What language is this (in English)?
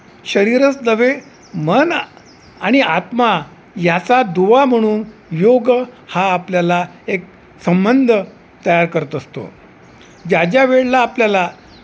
Marathi